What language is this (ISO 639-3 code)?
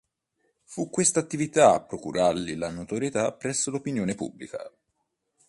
ita